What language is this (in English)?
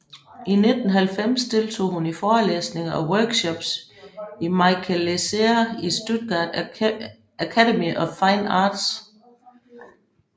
Danish